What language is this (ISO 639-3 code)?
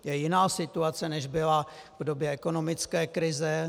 ces